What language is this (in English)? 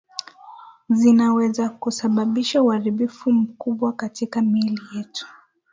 Swahili